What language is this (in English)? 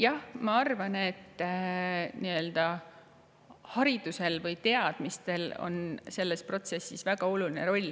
Estonian